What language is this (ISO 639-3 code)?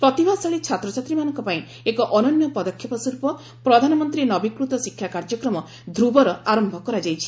ori